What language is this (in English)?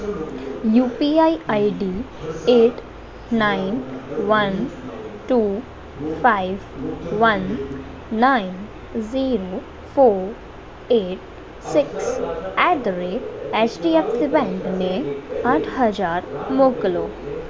Gujarati